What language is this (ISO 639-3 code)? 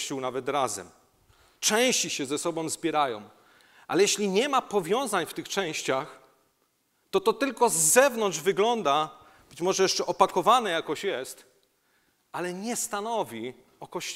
pol